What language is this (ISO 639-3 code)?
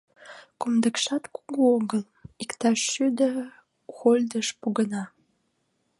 chm